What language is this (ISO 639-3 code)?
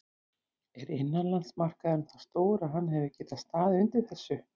isl